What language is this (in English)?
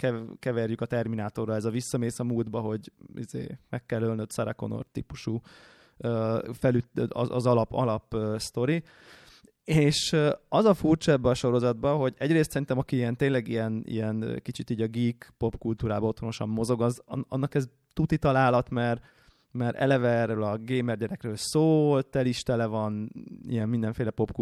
Hungarian